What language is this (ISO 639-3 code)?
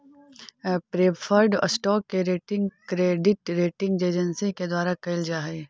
mag